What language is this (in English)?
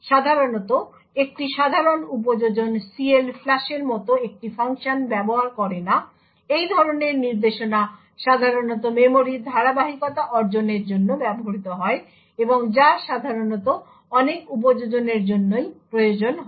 Bangla